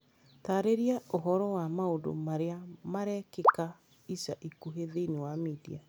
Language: Kikuyu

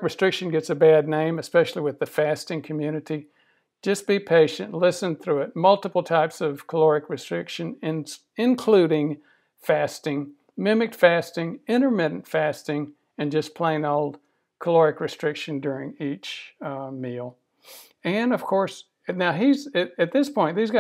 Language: English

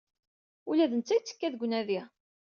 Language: Kabyle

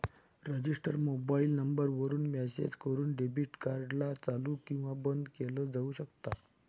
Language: Marathi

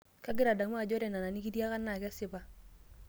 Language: Masai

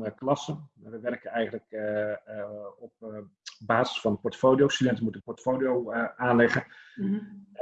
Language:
Dutch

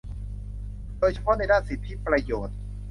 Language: Thai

